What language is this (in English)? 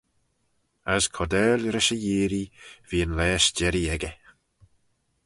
Manx